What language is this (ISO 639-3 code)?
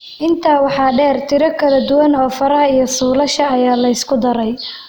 som